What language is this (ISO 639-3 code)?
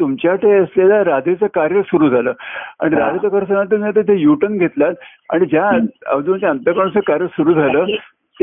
mar